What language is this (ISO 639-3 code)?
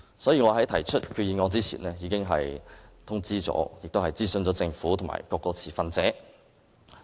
yue